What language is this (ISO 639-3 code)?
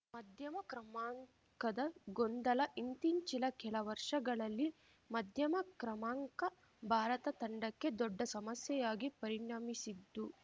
kan